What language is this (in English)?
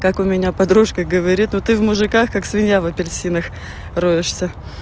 Russian